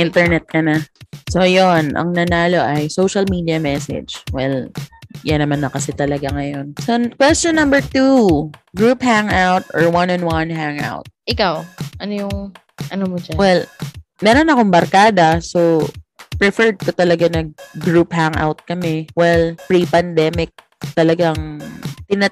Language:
Filipino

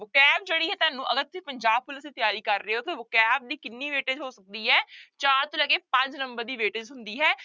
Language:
Punjabi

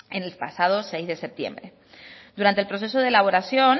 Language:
Spanish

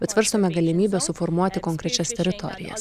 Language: Lithuanian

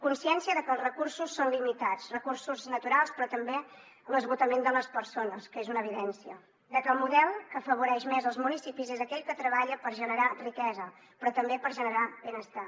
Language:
Catalan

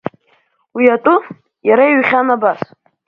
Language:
Abkhazian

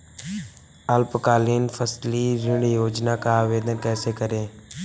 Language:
Hindi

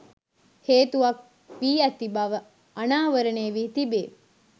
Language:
Sinhala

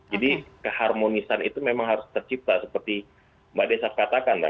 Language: Indonesian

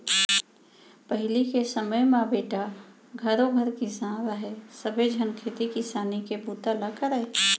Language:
Chhattisgarhi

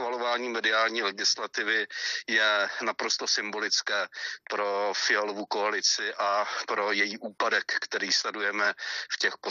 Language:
Czech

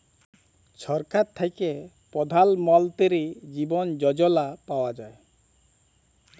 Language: Bangla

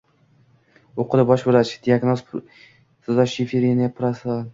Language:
Uzbek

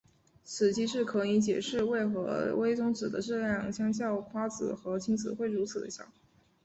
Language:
Chinese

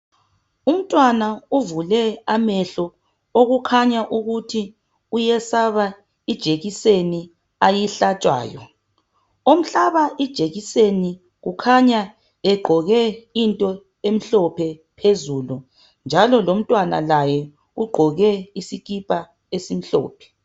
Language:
North Ndebele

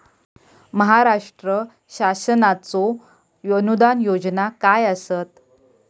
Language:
Marathi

